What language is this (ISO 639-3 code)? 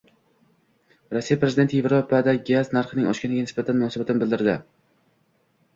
uzb